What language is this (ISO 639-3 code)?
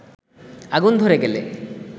ben